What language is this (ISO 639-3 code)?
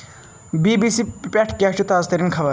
kas